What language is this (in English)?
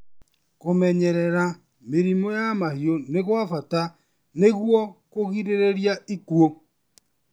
Kikuyu